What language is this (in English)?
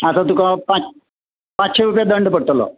Konkani